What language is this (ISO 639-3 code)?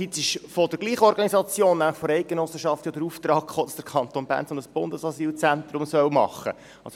gsw